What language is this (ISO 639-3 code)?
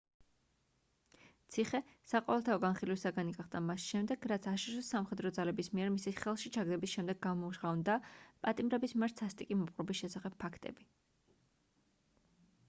kat